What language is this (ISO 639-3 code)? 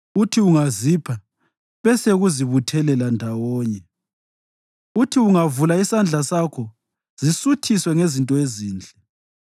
nde